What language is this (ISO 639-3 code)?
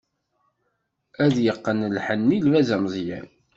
kab